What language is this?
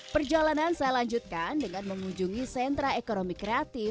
Indonesian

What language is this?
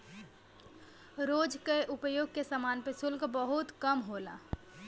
Bhojpuri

